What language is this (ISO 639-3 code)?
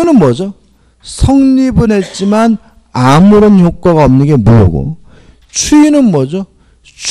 kor